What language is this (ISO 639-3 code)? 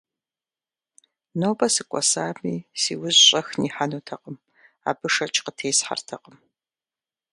kbd